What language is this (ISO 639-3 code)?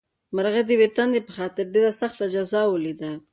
pus